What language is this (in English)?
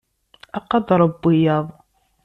Kabyle